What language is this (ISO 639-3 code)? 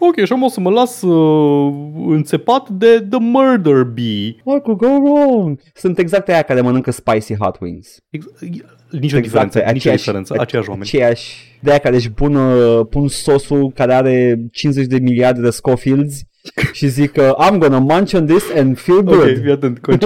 ron